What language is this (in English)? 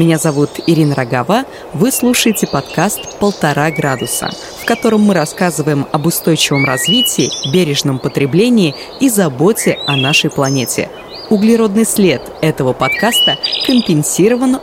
Russian